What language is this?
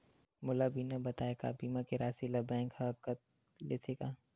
Chhattisgarhi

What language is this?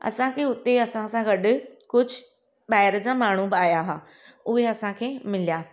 Sindhi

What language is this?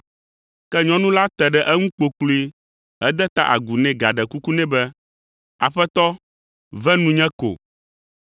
Ewe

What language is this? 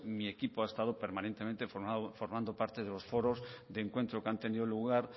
Spanish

